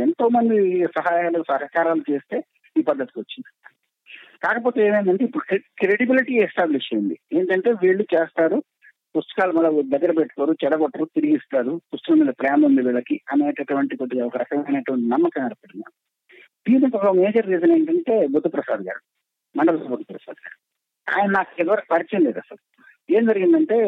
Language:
Telugu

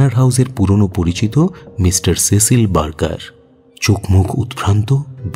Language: Hindi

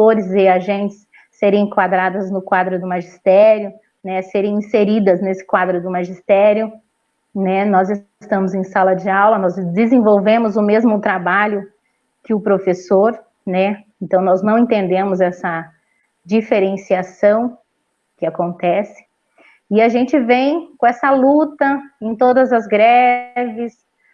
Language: Portuguese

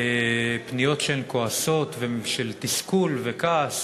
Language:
Hebrew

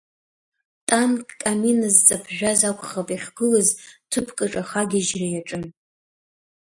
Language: Abkhazian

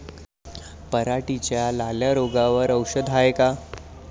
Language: Marathi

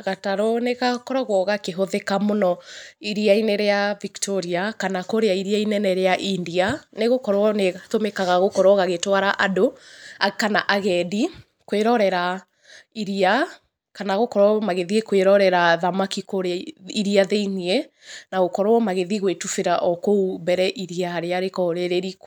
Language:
Kikuyu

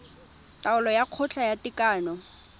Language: Tswana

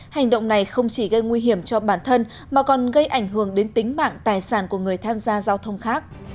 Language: Vietnamese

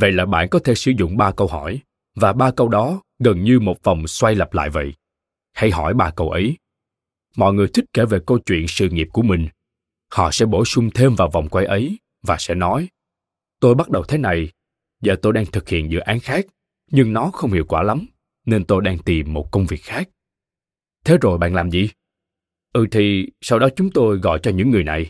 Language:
Vietnamese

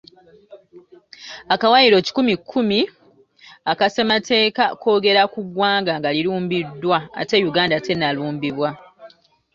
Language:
Ganda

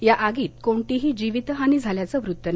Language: Marathi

